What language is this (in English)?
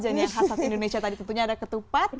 Indonesian